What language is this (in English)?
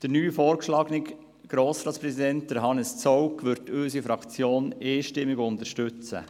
Swiss German